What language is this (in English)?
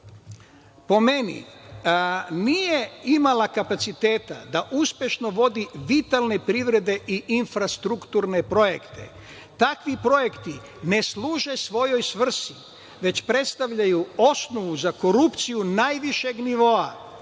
Serbian